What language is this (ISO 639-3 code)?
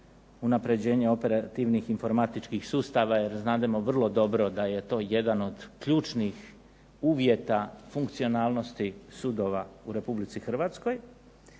hrv